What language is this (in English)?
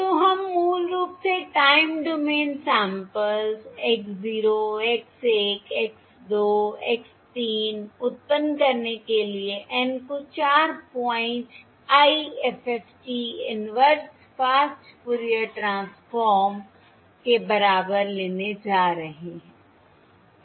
Hindi